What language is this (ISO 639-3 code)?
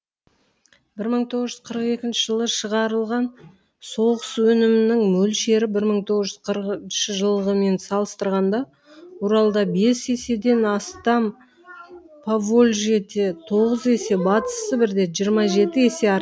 kaz